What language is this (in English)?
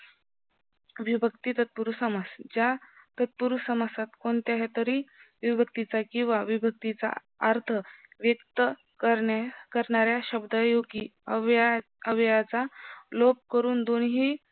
Marathi